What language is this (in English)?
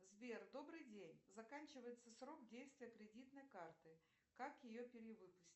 Russian